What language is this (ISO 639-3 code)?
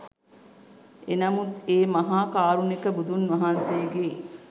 sin